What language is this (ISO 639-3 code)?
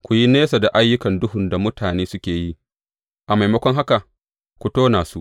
hau